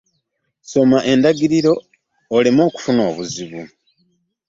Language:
Ganda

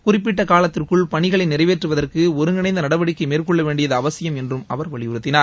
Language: Tamil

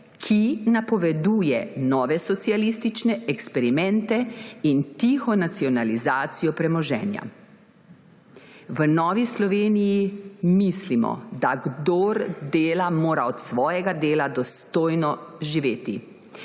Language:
Slovenian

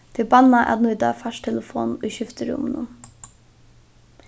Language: Faroese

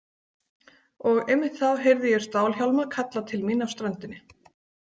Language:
Icelandic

